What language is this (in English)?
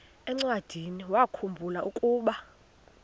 Xhosa